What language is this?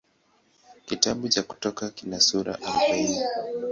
Swahili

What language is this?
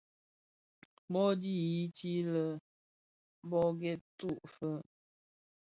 Bafia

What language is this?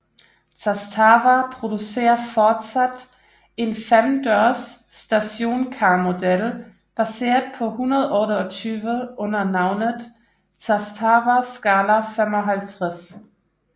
Danish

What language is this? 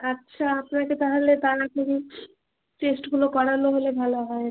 Bangla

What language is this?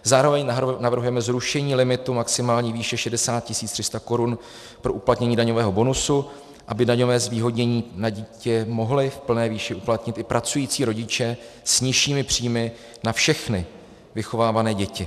Czech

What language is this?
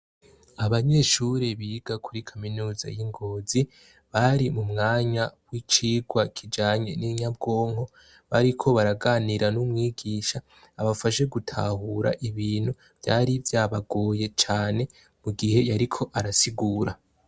Rundi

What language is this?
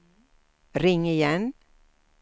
Swedish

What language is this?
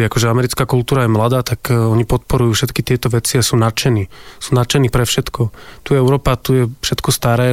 Slovak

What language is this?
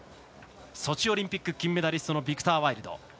Japanese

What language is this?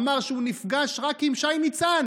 Hebrew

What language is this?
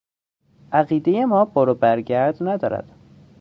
Persian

